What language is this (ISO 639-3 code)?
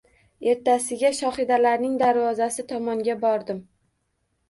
uzb